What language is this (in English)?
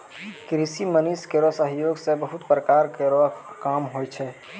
Maithili